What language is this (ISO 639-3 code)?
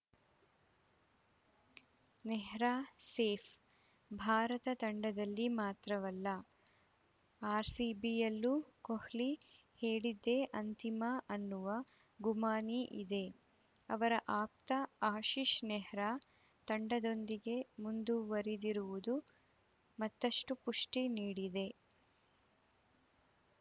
kan